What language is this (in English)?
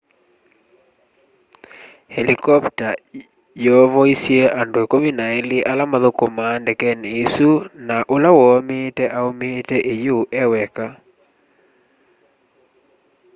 Kamba